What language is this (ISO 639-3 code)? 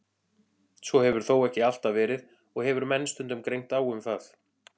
isl